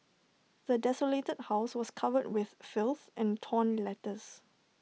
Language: English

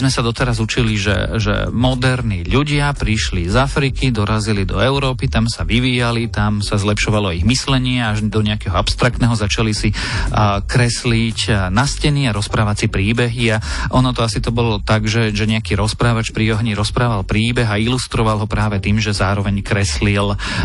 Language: Slovak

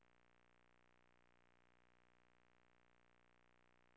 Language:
Swedish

